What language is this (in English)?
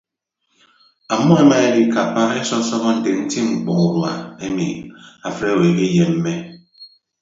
Ibibio